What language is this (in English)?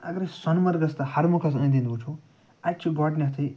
Kashmiri